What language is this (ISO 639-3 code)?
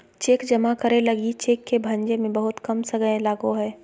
mag